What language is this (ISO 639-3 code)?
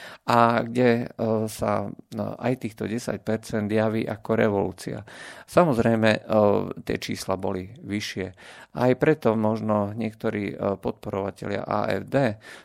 slk